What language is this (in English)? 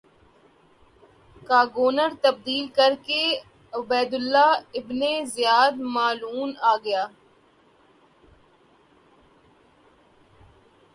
Urdu